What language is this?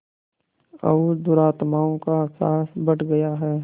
Hindi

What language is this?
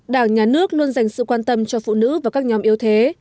Vietnamese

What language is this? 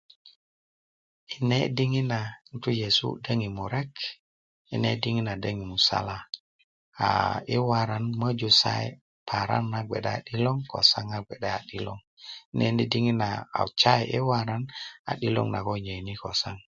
Kuku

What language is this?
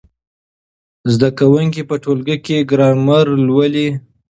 Pashto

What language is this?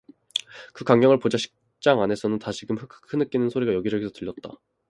Korean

